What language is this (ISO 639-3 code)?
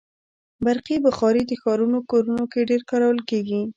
pus